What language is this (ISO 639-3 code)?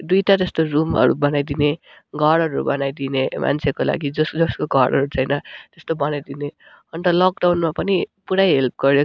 nep